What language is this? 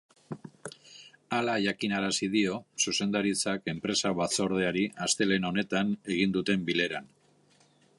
Basque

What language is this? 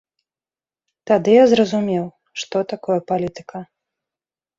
Belarusian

